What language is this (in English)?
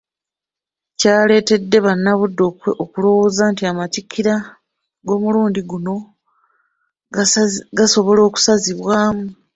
Ganda